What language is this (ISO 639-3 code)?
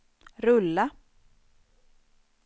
swe